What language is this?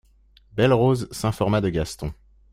French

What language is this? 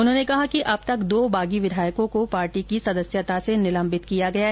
Hindi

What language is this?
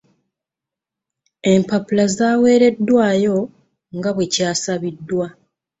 Ganda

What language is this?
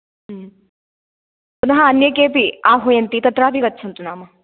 Sanskrit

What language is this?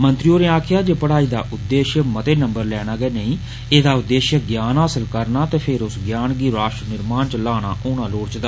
Dogri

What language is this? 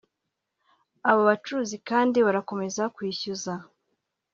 Kinyarwanda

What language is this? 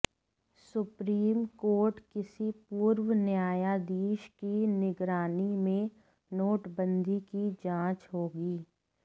Hindi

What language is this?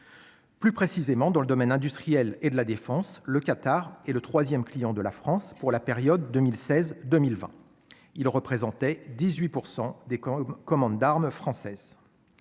French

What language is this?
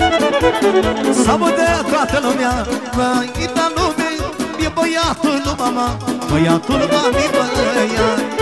Romanian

